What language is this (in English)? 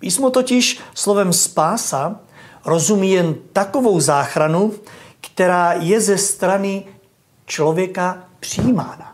Czech